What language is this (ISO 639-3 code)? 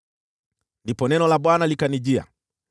swa